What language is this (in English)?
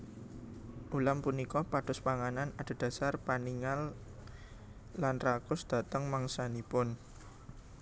Javanese